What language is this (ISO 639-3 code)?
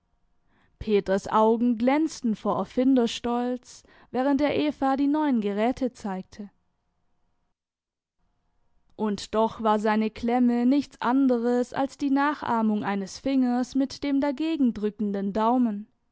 deu